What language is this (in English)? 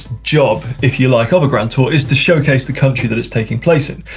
English